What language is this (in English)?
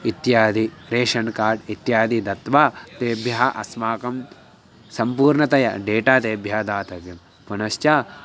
Sanskrit